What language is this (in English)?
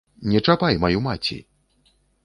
Belarusian